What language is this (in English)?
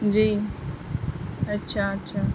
Urdu